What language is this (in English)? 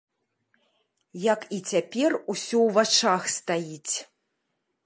Belarusian